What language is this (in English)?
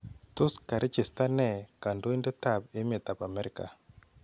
Kalenjin